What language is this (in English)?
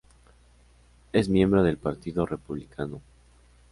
Spanish